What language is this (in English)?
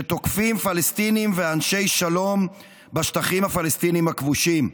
Hebrew